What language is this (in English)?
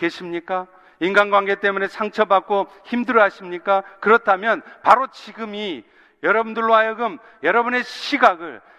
Korean